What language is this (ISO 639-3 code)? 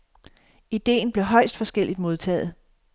dan